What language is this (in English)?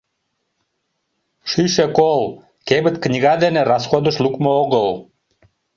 Mari